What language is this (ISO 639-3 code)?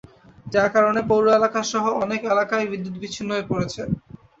ben